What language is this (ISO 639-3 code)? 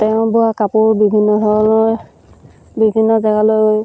asm